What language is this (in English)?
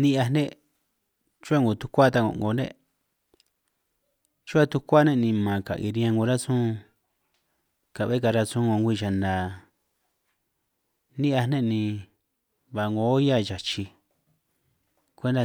San Martín Itunyoso Triqui